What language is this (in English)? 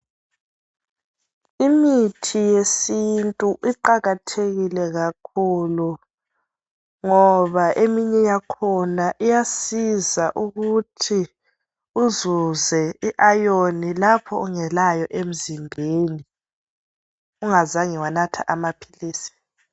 North Ndebele